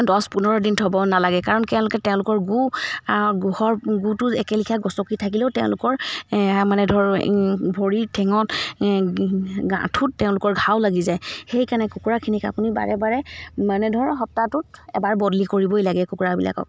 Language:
Assamese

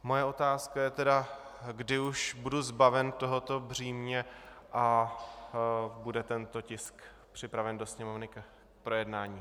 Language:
Czech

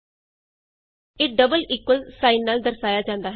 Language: Punjabi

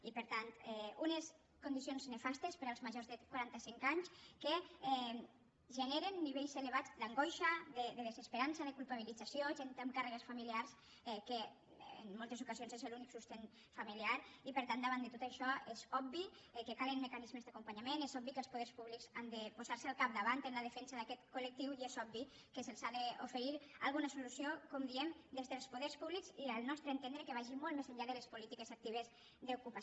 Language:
Catalan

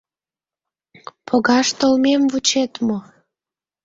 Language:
Mari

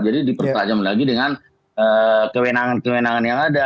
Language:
Indonesian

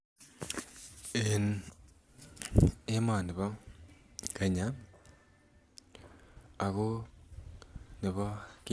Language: Kalenjin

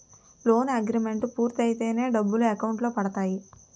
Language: Telugu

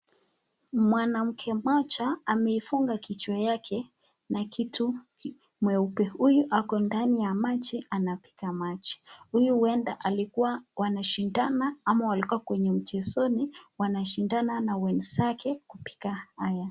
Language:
Swahili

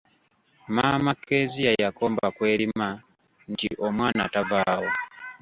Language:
Ganda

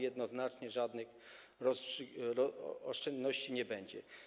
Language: Polish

